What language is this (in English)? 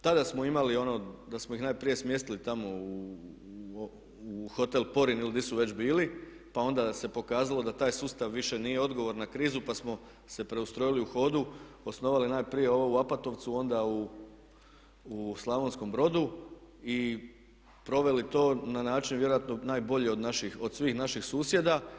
Croatian